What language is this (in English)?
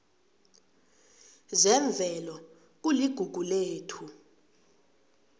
South Ndebele